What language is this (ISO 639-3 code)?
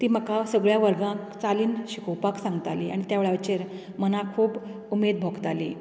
kok